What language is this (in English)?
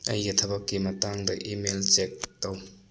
Manipuri